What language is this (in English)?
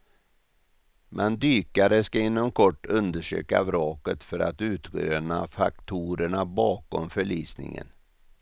Swedish